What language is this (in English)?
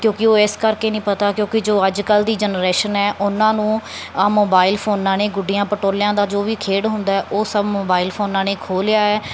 Punjabi